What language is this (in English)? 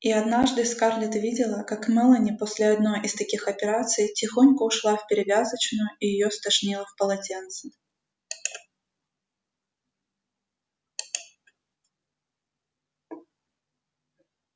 Russian